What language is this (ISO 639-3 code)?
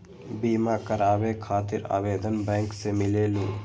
mag